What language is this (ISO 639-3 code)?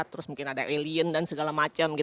ind